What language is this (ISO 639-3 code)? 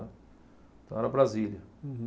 por